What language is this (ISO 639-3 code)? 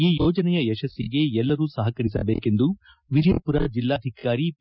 kan